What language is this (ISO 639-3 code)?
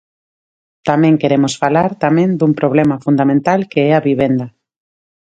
glg